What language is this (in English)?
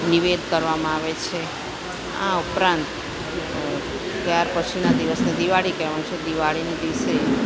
Gujarati